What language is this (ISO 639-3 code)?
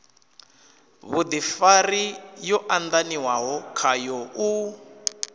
ven